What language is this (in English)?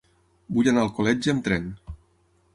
Catalan